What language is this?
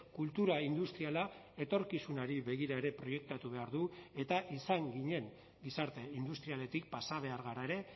Basque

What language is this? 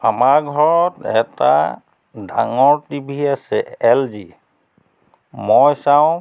Assamese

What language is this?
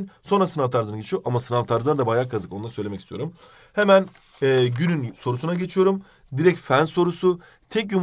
Turkish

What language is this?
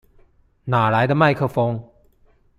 Chinese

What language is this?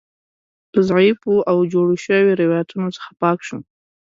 Pashto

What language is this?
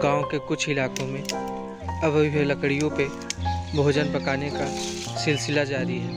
Hindi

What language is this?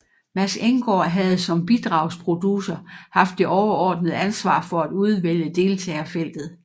Danish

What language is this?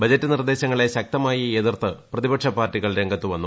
Malayalam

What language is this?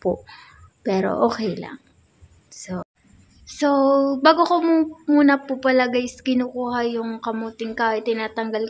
Filipino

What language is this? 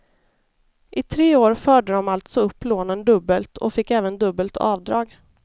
Swedish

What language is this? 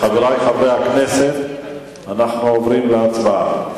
Hebrew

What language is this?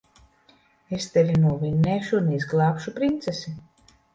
Latvian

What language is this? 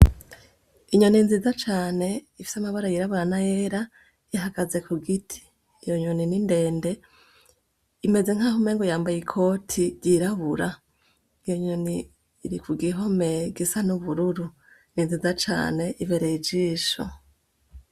Rundi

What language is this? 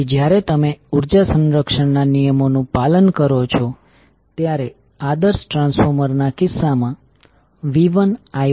Gujarati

